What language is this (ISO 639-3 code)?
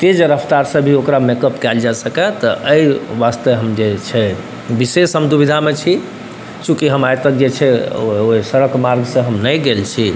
mai